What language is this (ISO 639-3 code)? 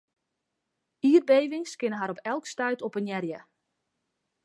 fry